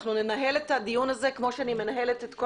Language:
Hebrew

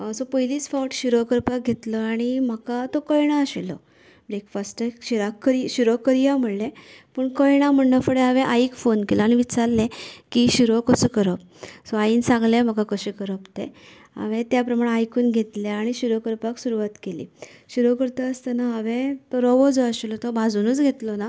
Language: Konkani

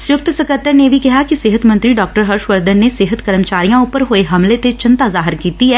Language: Punjabi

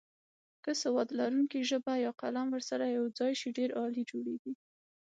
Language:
Pashto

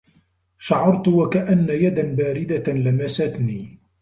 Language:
Arabic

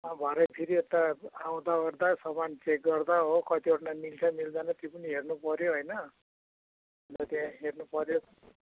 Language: Nepali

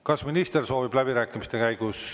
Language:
Estonian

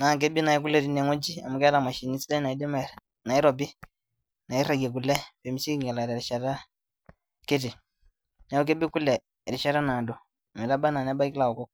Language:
Masai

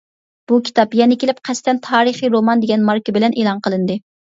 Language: Uyghur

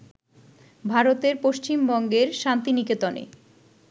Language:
Bangla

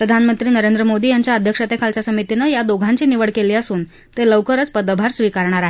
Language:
Marathi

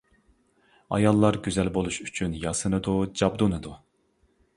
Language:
Uyghur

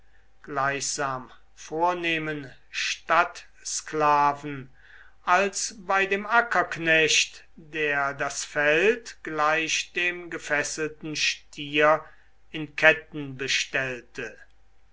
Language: German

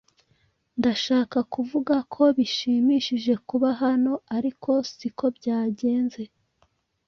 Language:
Kinyarwanda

